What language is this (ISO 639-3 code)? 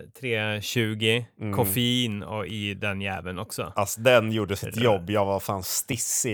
swe